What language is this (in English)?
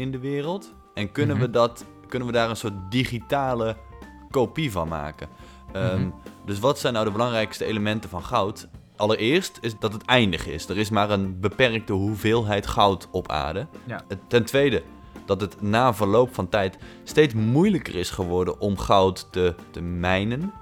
Dutch